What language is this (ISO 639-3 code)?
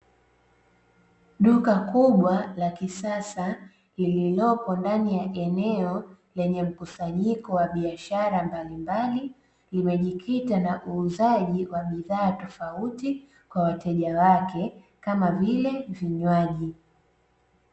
swa